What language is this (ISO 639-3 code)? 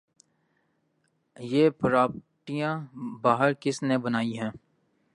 urd